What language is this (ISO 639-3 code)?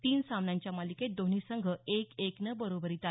mar